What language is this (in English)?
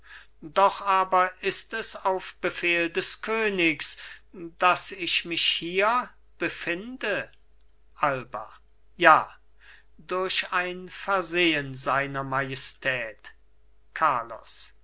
German